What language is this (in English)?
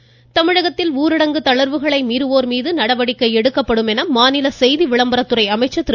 Tamil